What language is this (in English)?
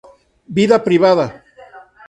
Spanish